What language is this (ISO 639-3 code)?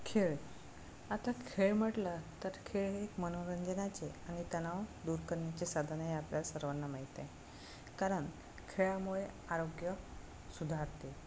mar